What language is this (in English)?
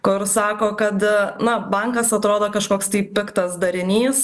Lithuanian